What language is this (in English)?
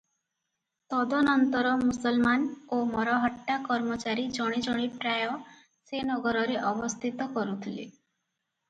Odia